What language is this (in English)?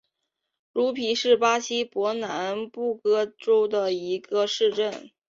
Chinese